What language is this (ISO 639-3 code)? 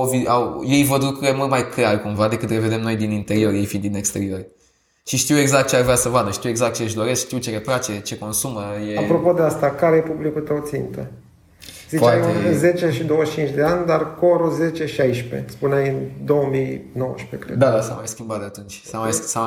ron